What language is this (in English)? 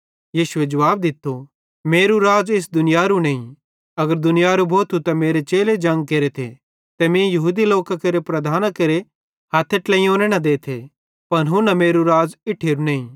Bhadrawahi